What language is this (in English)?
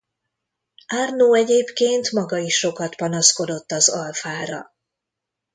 Hungarian